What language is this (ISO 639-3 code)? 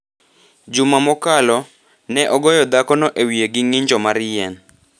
luo